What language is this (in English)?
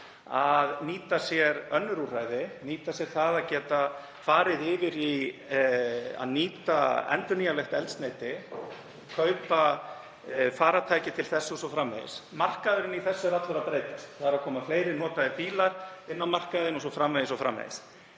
Icelandic